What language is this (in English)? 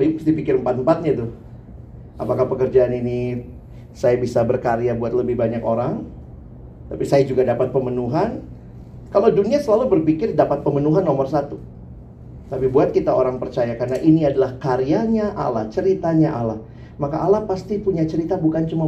Indonesian